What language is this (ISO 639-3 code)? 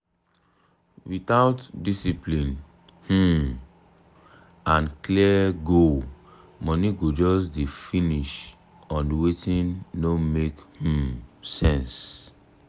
pcm